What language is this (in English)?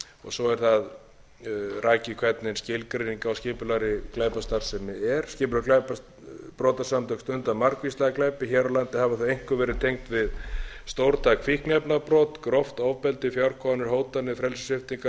Icelandic